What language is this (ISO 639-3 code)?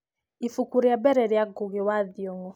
kik